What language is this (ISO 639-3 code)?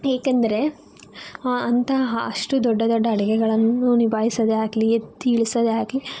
kan